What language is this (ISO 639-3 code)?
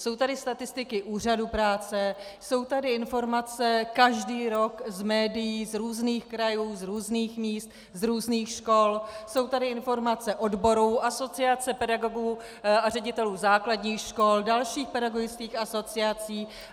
ces